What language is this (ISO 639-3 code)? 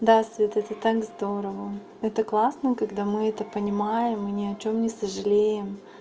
rus